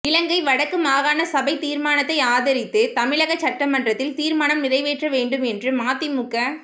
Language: Tamil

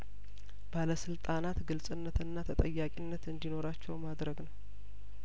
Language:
Amharic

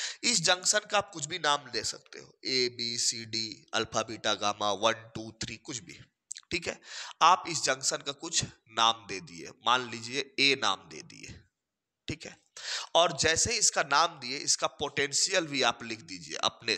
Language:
Hindi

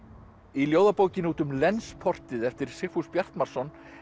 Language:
Icelandic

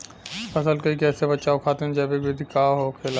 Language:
Bhojpuri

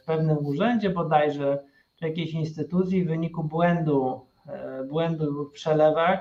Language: Polish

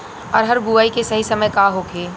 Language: Bhojpuri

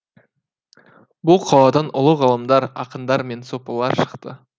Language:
Kazakh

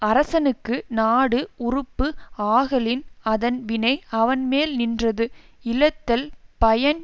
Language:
Tamil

